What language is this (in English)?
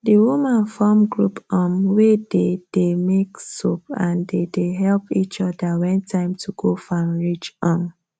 Nigerian Pidgin